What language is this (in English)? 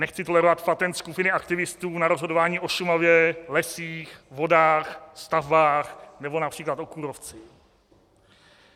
Czech